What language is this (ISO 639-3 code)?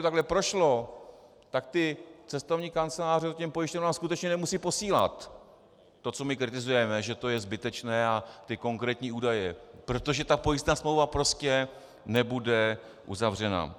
ces